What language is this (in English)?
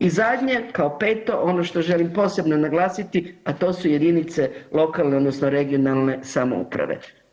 Croatian